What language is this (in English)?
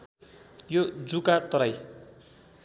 Nepali